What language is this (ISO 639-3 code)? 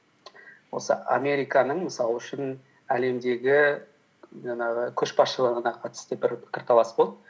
kaz